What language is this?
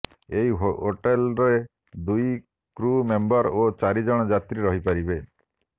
Odia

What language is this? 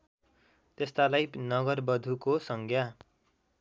Nepali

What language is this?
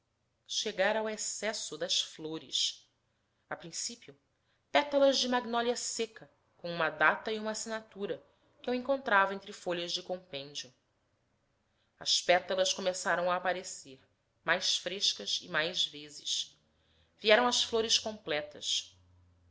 Portuguese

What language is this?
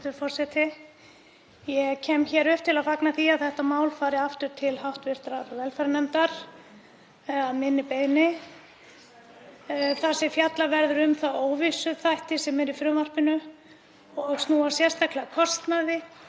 Icelandic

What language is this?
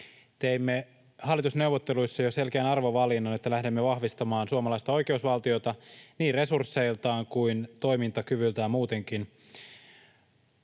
Finnish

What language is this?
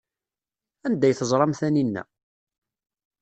Kabyle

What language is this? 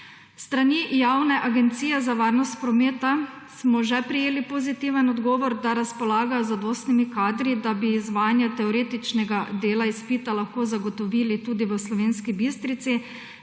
Slovenian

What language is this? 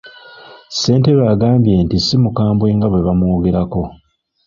Ganda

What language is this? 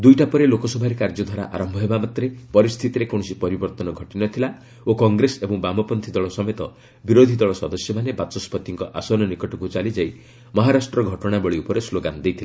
Odia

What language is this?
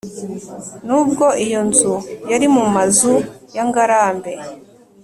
Kinyarwanda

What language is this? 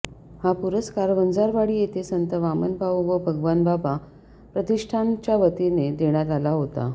Marathi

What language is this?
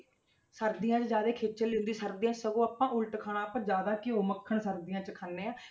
Punjabi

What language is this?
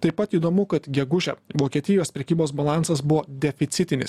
Lithuanian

